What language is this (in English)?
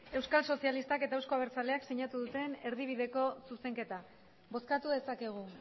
Basque